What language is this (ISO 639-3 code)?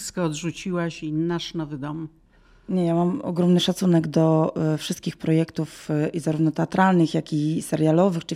pol